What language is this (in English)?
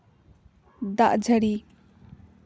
Santali